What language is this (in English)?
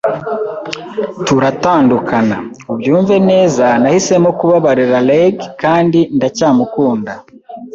Kinyarwanda